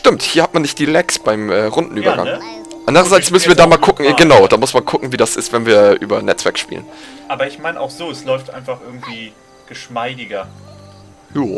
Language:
German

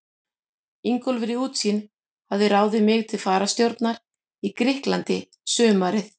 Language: Icelandic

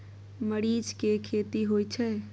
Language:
Maithili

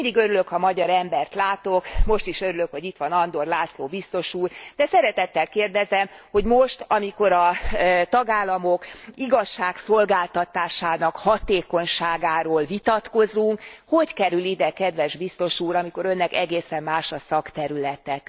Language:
Hungarian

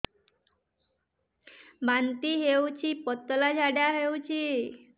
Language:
Odia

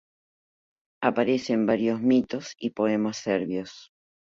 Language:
Spanish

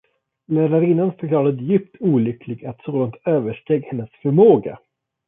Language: Swedish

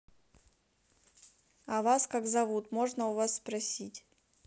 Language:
Russian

